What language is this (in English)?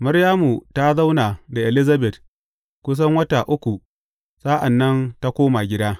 Hausa